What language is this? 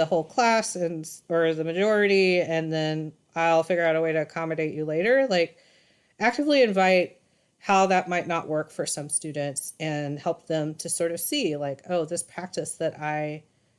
English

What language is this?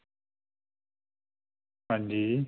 Dogri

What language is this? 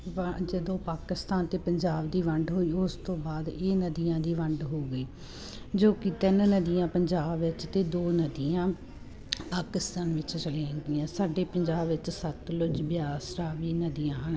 Punjabi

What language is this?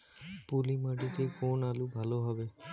Bangla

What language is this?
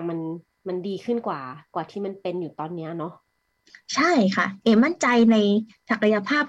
Thai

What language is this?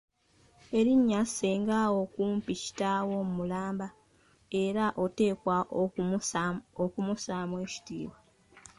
Ganda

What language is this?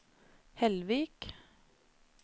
Norwegian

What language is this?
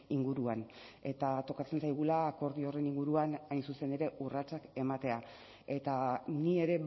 Basque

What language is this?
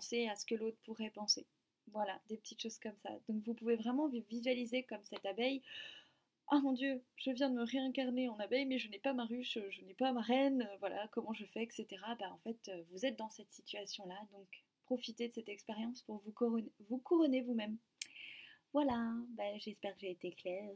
French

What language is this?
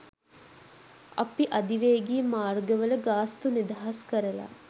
Sinhala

